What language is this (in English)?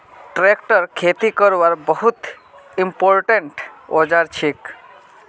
Magahi